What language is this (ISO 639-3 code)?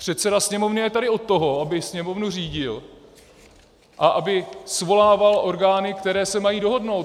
ces